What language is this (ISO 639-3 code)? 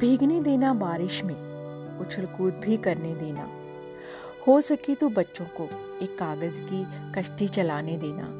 hin